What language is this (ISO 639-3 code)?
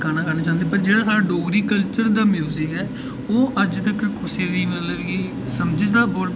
doi